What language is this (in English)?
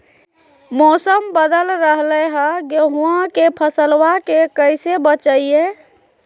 Magahi